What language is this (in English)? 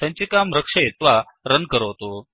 Sanskrit